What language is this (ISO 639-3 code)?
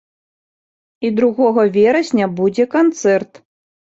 bel